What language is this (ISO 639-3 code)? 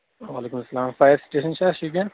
kas